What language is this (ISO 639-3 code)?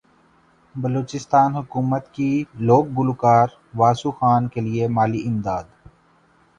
urd